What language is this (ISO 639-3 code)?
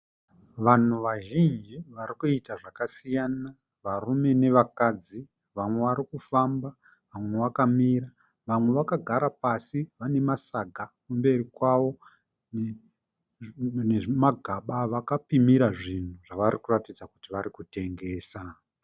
sna